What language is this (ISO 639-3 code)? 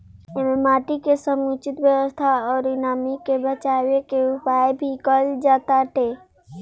bho